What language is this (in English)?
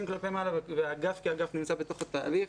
Hebrew